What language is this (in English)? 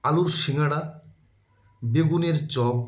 Bangla